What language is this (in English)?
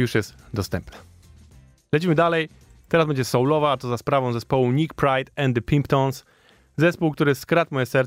Polish